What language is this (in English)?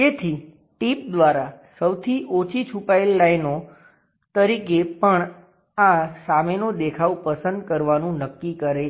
Gujarati